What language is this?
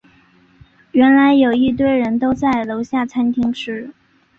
Chinese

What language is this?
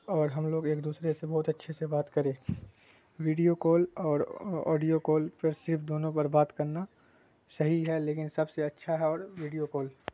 Urdu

